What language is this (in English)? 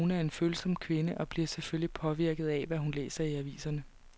Danish